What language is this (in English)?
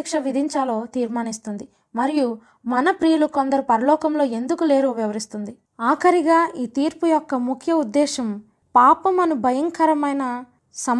Telugu